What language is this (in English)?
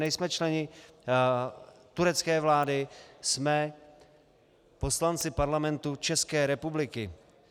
Czech